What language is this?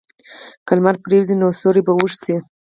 Pashto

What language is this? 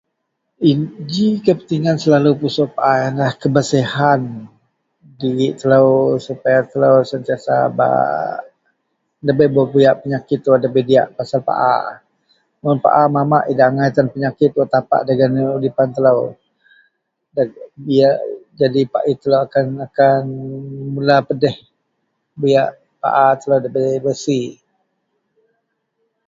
Central Melanau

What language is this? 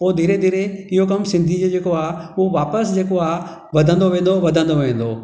Sindhi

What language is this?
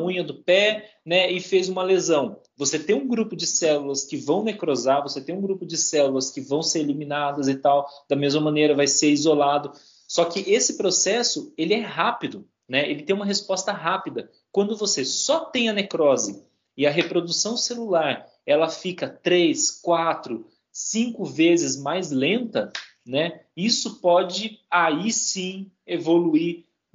Portuguese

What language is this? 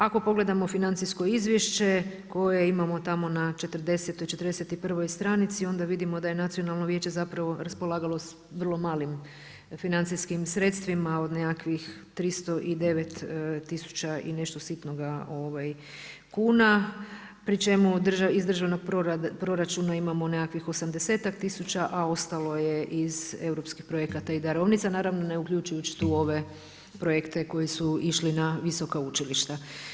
Croatian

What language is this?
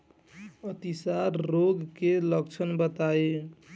Bhojpuri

